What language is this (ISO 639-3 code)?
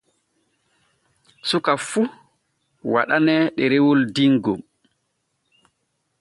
fue